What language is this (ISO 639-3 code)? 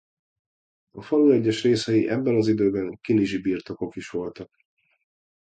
hun